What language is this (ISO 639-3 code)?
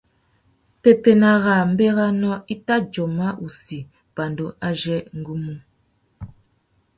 bag